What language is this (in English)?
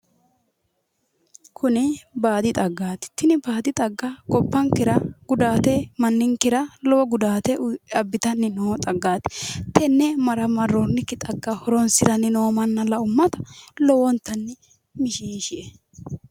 Sidamo